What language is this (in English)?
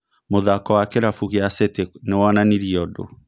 Kikuyu